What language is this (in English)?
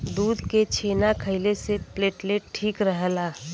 Bhojpuri